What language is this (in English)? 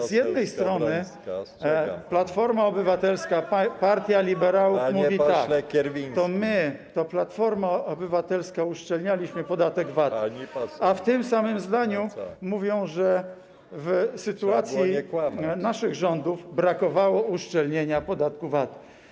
Polish